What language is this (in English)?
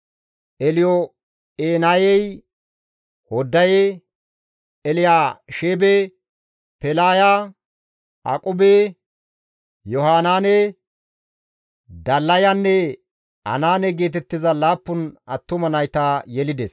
Gamo